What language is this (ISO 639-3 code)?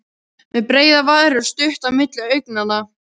isl